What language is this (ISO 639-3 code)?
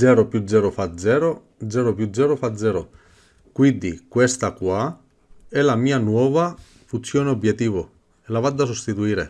ita